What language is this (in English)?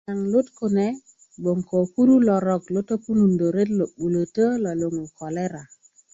Kuku